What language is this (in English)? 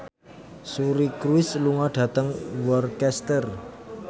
Javanese